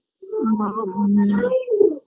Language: Bangla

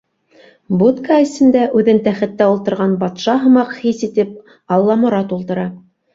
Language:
Bashkir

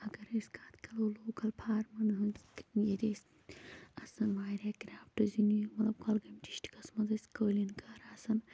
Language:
Kashmiri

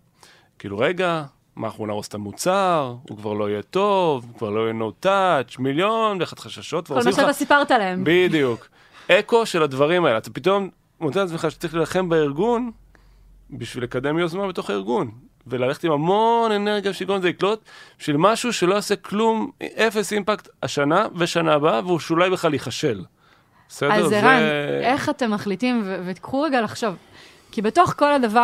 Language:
Hebrew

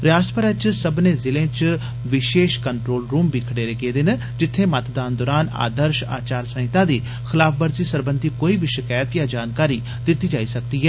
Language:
Dogri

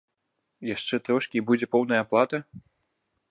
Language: Belarusian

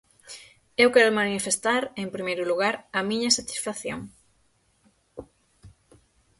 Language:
Galician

